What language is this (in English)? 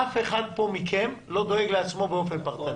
Hebrew